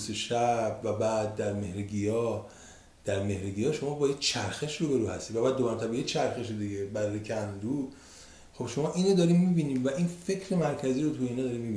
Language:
Persian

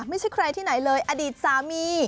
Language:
Thai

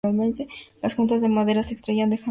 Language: Spanish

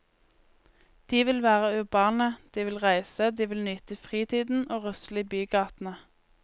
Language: Norwegian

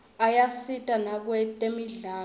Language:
Swati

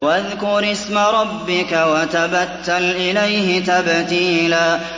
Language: Arabic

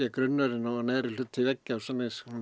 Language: Icelandic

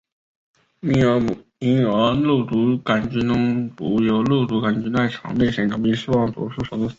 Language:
Chinese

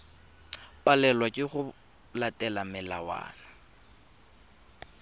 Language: Tswana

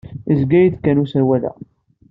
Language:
Kabyle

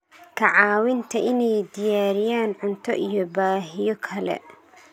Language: Somali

